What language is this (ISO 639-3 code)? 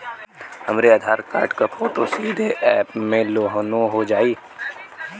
bho